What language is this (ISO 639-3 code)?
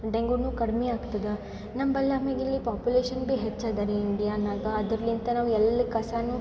kan